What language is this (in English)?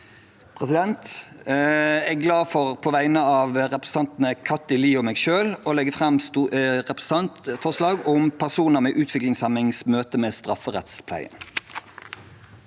Norwegian